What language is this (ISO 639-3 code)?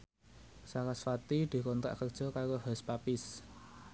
jav